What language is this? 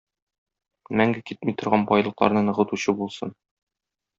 Tatar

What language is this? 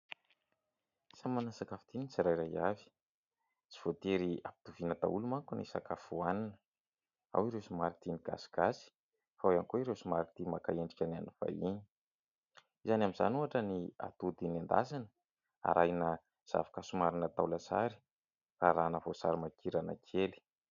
Malagasy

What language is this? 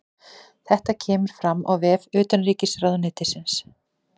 Icelandic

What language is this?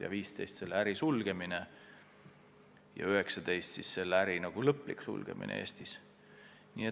Estonian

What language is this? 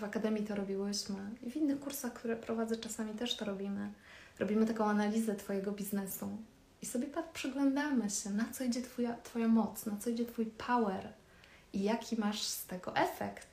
Polish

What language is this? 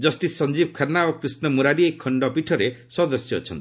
Odia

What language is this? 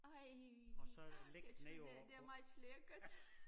Danish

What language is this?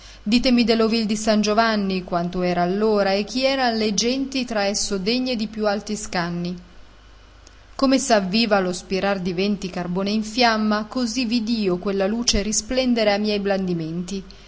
Italian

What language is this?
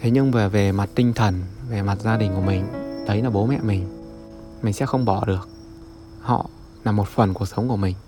Vietnamese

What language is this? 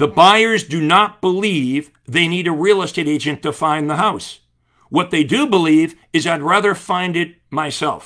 English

